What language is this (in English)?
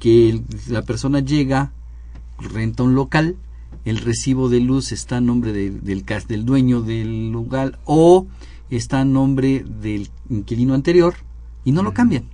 Spanish